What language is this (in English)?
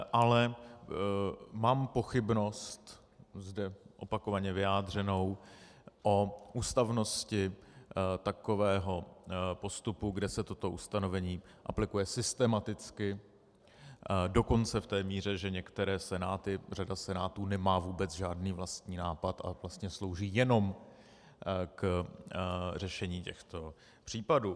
Czech